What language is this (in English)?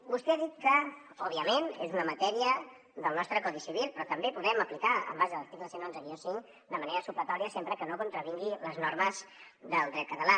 Catalan